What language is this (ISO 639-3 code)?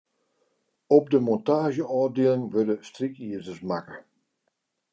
fry